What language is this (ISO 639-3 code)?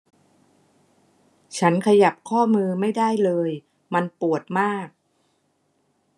tha